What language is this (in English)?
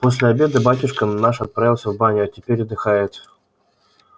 Russian